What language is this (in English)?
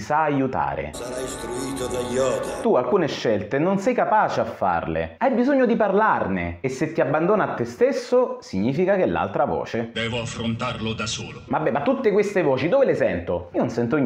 Italian